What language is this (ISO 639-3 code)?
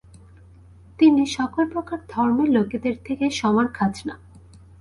ben